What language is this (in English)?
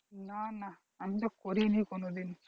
Bangla